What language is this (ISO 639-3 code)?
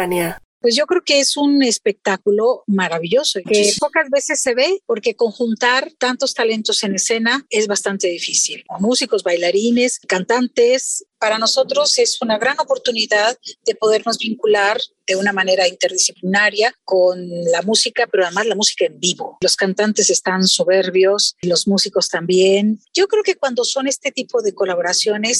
spa